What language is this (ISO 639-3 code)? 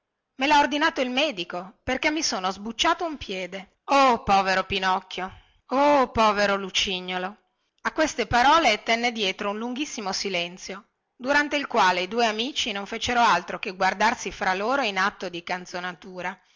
ita